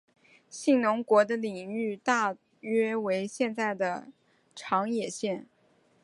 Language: Chinese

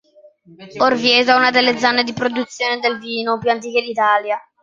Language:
Italian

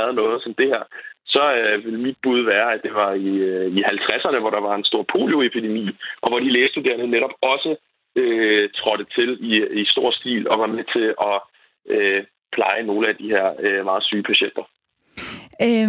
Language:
Danish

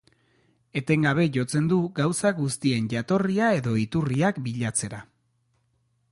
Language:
Basque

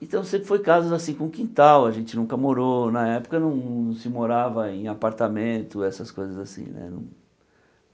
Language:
Portuguese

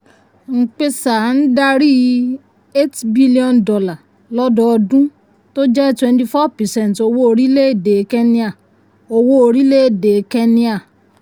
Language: Yoruba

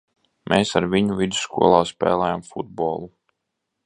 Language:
Latvian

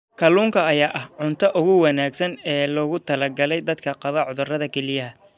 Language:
Somali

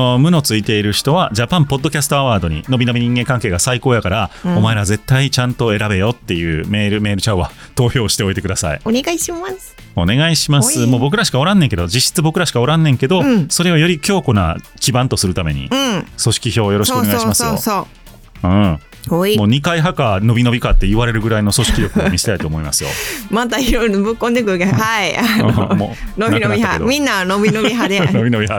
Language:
Japanese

